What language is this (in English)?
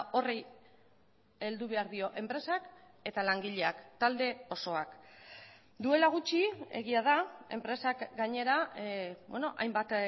Basque